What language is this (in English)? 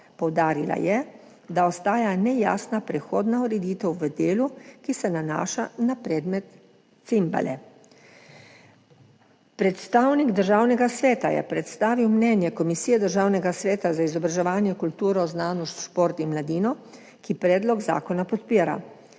Slovenian